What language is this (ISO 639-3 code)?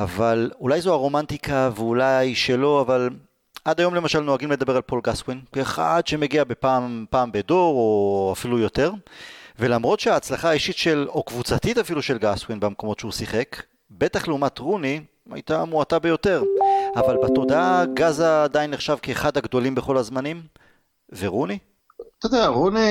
heb